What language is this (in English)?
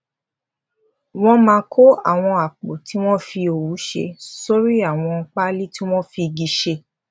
Yoruba